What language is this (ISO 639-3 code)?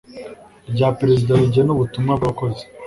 kin